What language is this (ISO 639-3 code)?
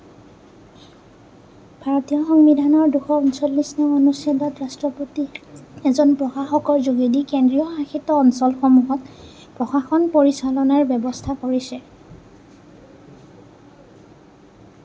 asm